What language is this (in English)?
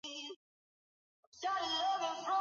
Swahili